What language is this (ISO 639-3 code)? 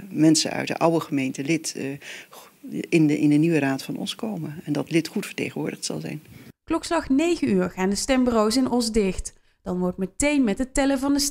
nld